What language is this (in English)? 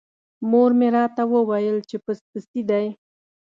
Pashto